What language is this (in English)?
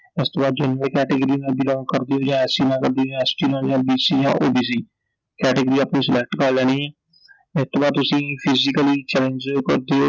Punjabi